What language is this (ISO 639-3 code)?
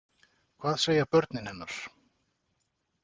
isl